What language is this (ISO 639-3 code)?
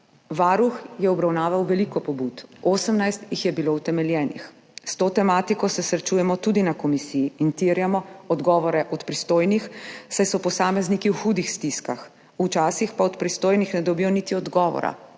slv